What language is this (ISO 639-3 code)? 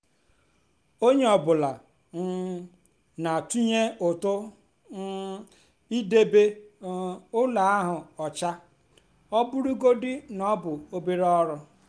ibo